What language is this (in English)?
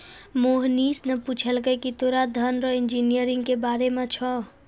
Maithili